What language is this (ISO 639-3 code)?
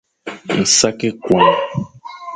fan